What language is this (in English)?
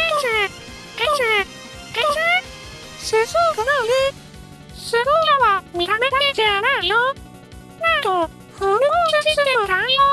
Japanese